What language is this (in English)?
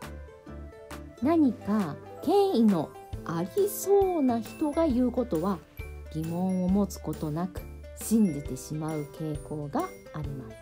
Japanese